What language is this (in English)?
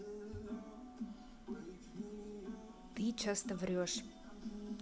Russian